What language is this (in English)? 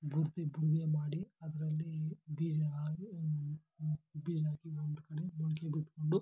Kannada